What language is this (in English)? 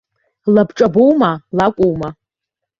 Abkhazian